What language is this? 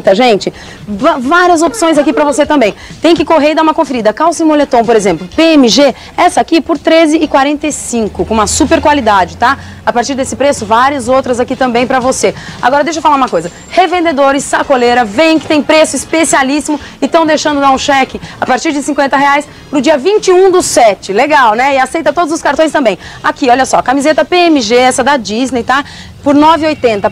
Portuguese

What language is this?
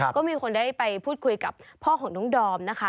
Thai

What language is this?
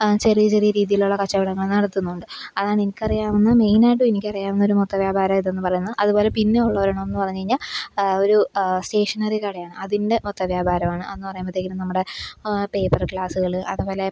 Malayalam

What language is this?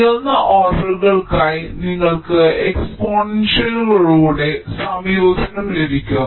Malayalam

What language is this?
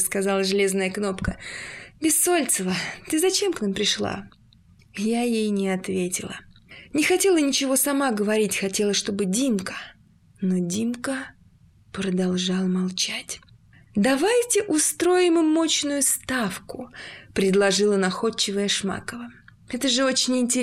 Russian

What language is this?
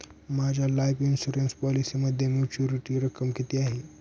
Marathi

